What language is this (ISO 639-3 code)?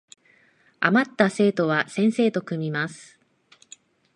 jpn